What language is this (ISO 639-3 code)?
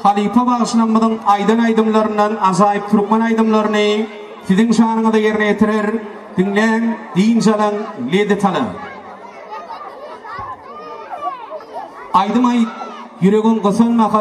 ron